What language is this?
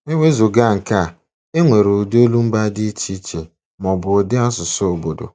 Igbo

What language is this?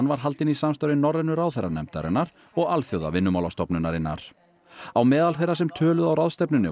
Icelandic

